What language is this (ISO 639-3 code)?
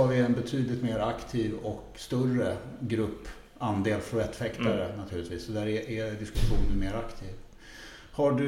swe